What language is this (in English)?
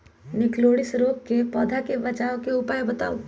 Magahi